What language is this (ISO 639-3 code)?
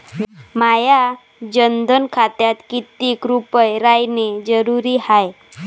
mar